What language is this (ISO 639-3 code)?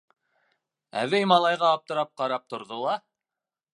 bak